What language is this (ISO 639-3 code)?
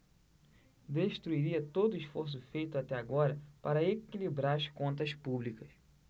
por